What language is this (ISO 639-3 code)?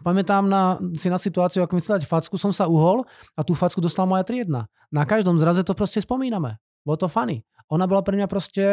slk